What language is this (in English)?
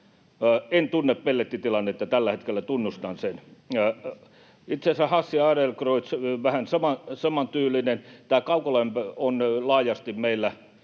Finnish